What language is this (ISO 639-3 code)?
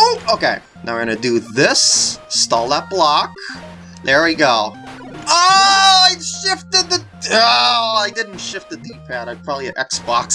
eng